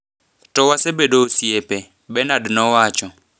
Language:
Luo (Kenya and Tanzania)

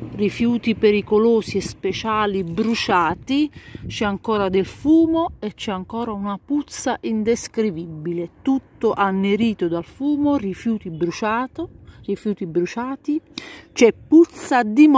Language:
Italian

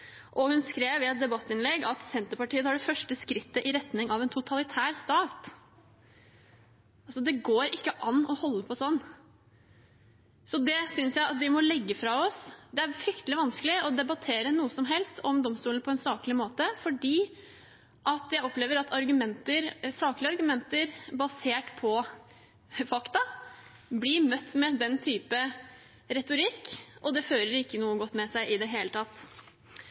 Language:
Norwegian Bokmål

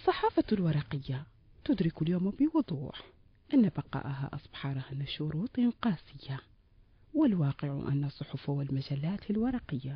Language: Arabic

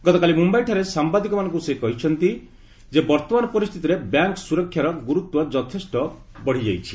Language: Odia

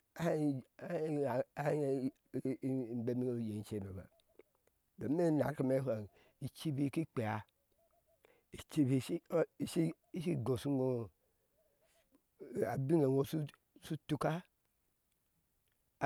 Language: Ashe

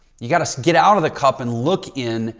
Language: English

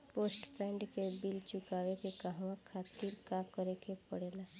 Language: Bhojpuri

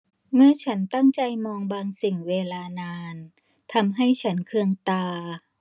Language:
Thai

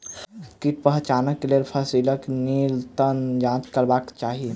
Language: Maithili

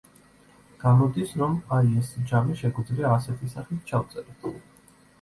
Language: Georgian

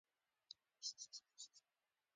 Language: Pashto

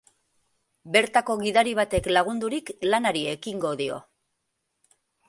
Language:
Basque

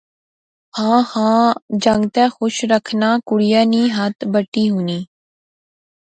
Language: Pahari-Potwari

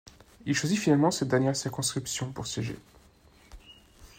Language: French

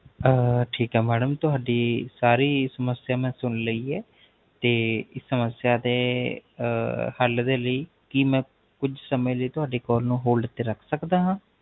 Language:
Punjabi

